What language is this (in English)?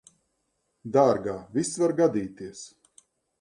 Latvian